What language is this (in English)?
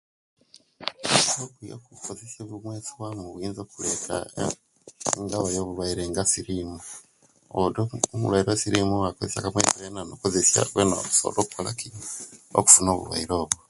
Kenyi